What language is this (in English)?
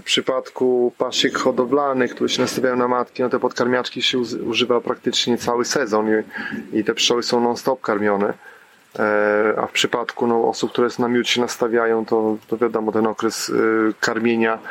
Polish